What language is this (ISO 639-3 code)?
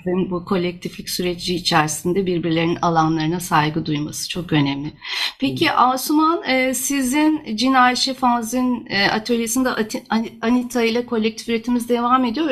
tur